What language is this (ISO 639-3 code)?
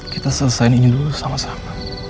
ind